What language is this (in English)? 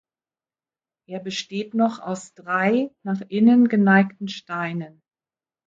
German